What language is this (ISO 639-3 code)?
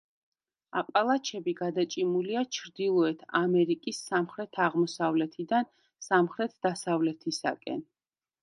kat